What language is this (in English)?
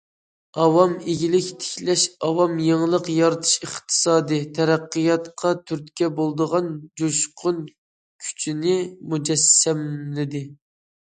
Uyghur